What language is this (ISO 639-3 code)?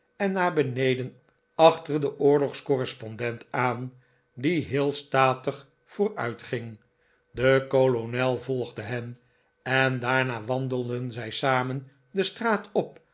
nld